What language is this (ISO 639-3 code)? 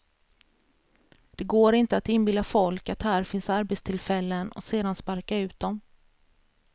swe